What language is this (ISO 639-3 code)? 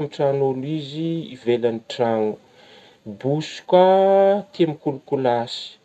bmm